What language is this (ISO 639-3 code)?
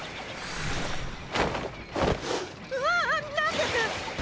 jpn